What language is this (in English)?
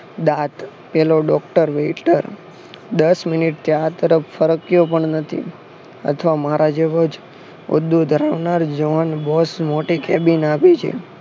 Gujarati